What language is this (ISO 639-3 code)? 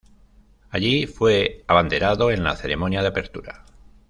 spa